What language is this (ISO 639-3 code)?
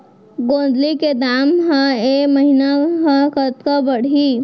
hne